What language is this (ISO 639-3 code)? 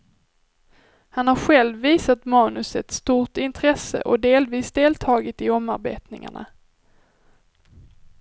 swe